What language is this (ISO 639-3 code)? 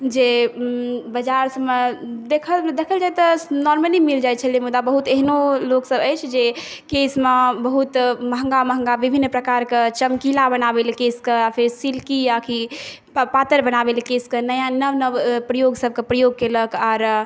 mai